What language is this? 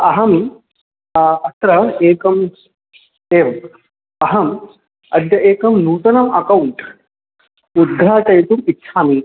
Sanskrit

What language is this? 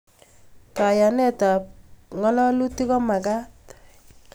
Kalenjin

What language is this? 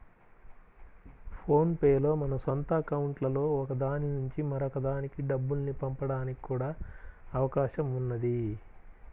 Telugu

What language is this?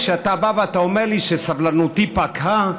Hebrew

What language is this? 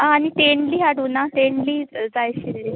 Konkani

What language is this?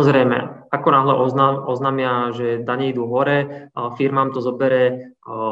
Slovak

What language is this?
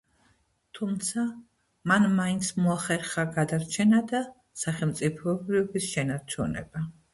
Georgian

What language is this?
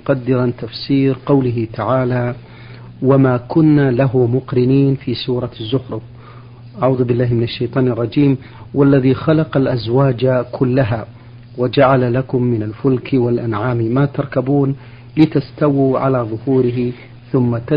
Arabic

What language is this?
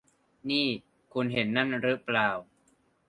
Thai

